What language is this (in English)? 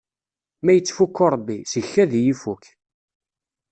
Kabyle